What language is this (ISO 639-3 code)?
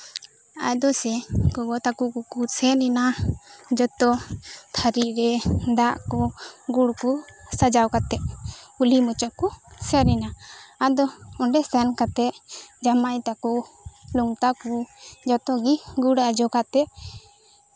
sat